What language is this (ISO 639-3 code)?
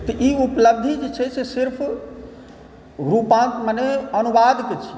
mai